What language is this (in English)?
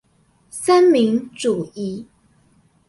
Chinese